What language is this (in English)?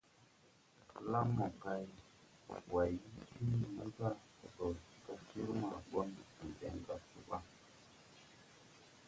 Tupuri